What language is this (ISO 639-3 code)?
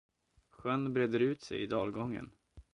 swe